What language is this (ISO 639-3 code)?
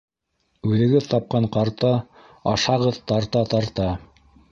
bak